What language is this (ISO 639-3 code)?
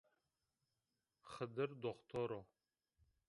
zza